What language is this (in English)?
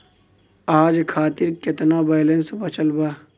Bhojpuri